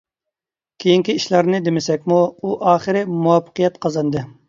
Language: Uyghur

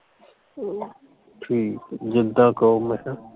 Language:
Punjabi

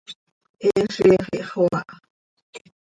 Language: Seri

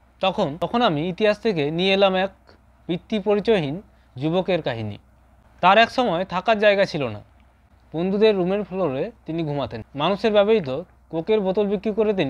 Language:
Bangla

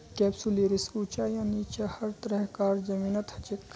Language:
Magahi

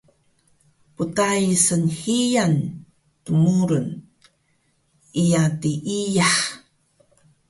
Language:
Taroko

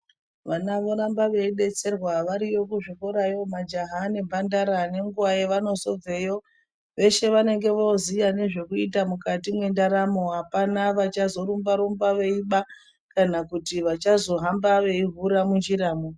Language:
Ndau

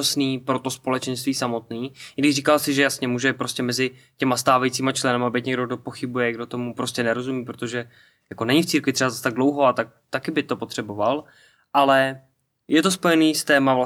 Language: Czech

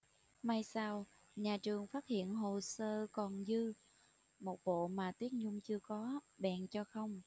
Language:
Vietnamese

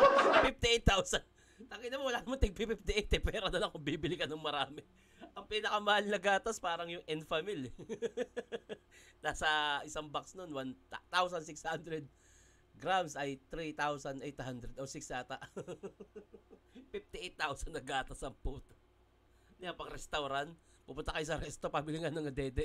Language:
Filipino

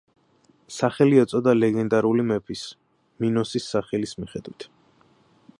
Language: Georgian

